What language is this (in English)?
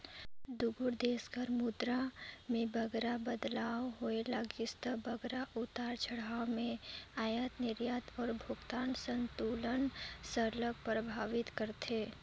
Chhattisgarhi